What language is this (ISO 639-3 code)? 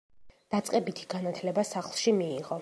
kat